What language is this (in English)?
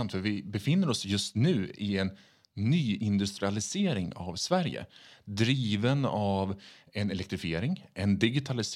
Swedish